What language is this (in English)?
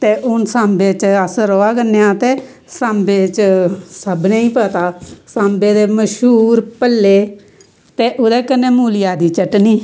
Dogri